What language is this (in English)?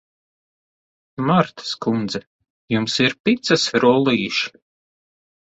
Latvian